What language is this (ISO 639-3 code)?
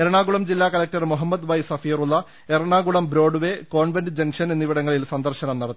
mal